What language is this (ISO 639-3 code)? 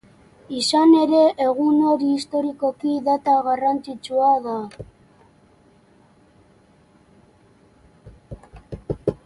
eus